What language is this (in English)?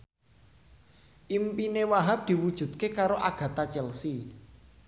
Javanese